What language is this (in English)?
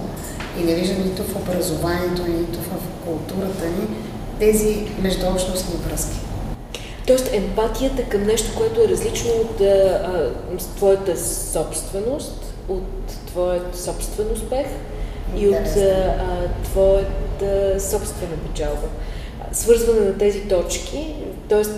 Bulgarian